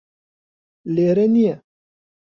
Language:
Central Kurdish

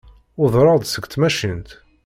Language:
Kabyle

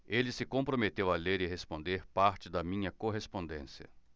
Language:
Portuguese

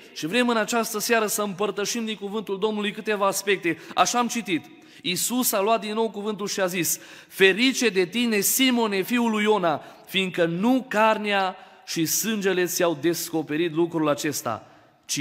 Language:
Romanian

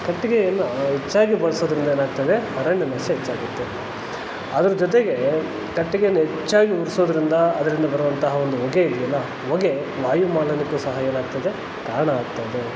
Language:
Kannada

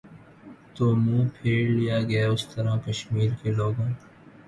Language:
Urdu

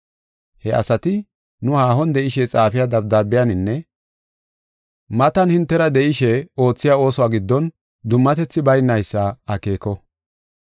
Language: Gofa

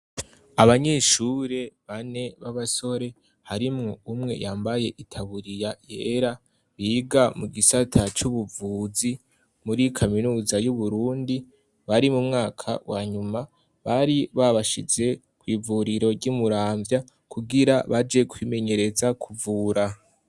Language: Rundi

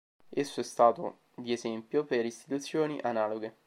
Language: Italian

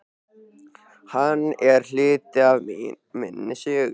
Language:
Icelandic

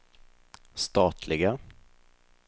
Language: Swedish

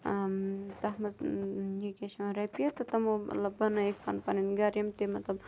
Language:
Kashmiri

